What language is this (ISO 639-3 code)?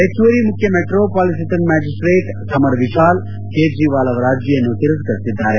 kan